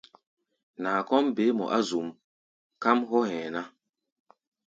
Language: Gbaya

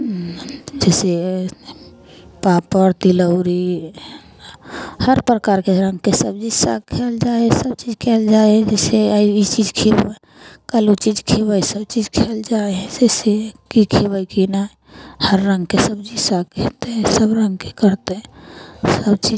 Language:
Maithili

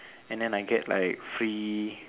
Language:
English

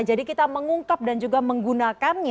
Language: Indonesian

